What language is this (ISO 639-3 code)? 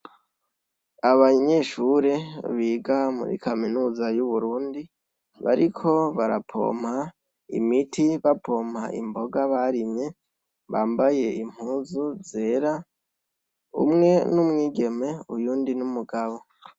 run